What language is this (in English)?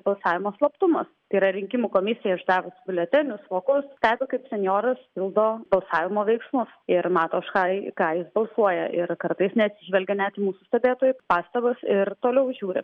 Lithuanian